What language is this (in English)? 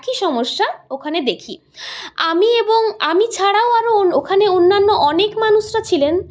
Bangla